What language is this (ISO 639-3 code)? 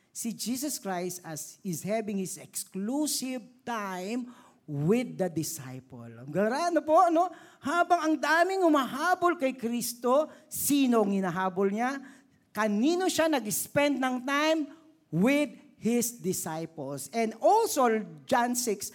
fil